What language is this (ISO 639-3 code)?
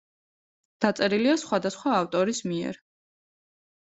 kat